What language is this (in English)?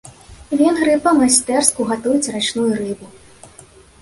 Belarusian